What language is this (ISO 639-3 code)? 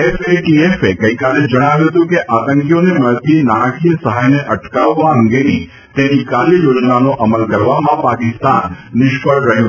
guj